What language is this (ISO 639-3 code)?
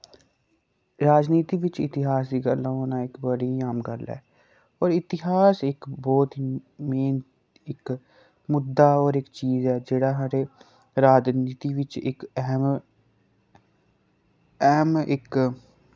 doi